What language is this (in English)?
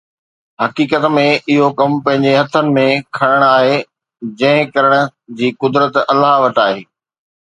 Sindhi